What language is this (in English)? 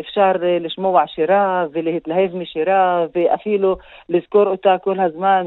Hebrew